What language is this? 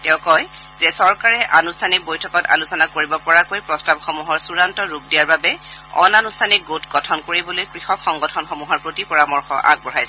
Assamese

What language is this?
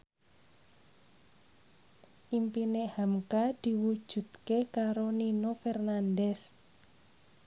Javanese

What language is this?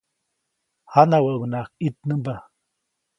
Copainalá Zoque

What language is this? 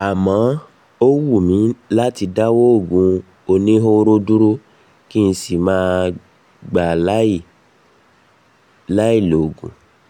Yoruba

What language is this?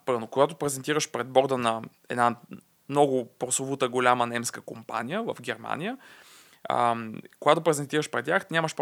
Bulgarian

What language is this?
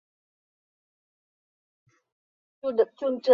Chinese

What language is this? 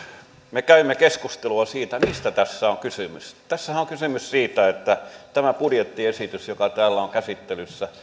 Finnish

